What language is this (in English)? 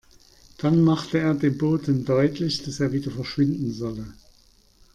German